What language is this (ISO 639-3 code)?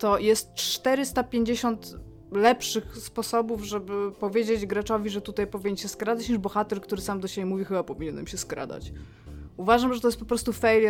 pol